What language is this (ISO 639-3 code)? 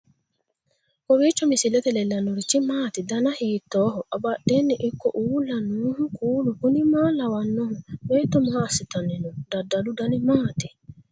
sid